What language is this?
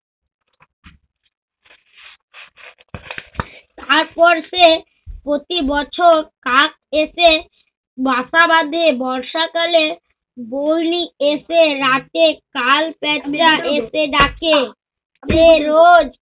Bangla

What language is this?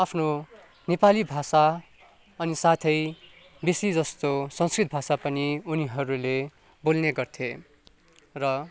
Nepali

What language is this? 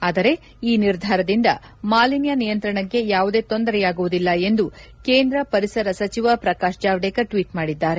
Kannada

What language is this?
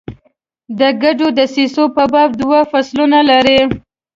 Pashto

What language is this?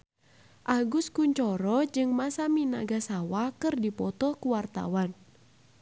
Sundanese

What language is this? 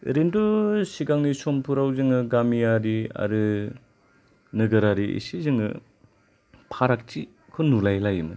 Bodo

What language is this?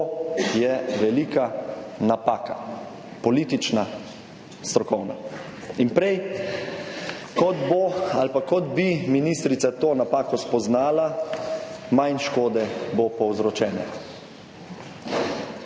Slovenian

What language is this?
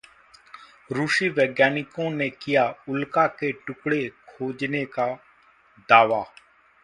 Hindi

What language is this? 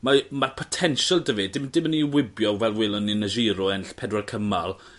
Welsh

